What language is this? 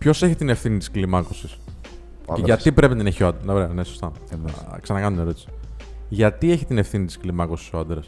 Greek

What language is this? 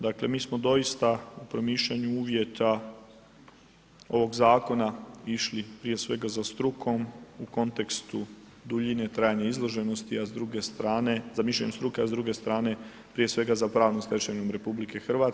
Croatian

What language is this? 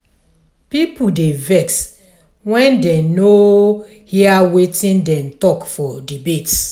Nigerian Pidgin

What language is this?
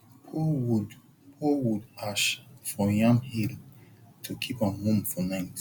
Nigerian Pidgin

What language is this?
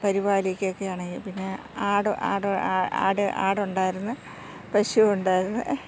Malayalam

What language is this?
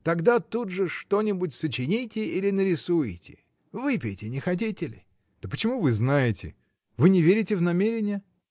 Russian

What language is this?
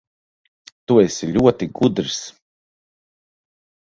Latvian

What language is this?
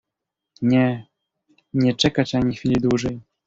Polish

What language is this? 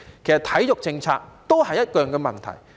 Cantonese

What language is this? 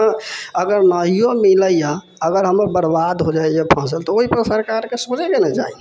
Maithili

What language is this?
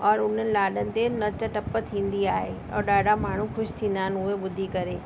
Sindhi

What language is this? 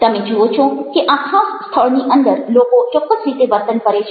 Gujarati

